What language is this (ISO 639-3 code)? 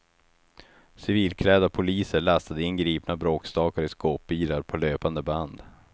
swe